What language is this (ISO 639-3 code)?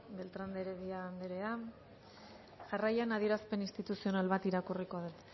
eus